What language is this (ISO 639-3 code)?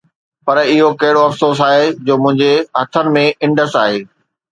snd